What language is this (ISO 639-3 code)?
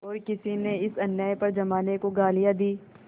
hin